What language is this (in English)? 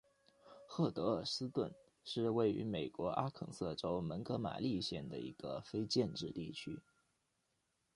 Chinese